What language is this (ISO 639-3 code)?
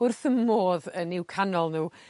cym